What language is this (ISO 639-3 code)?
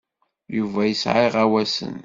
kab